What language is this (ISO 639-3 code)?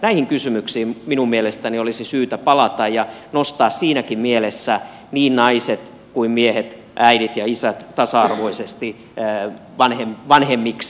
fin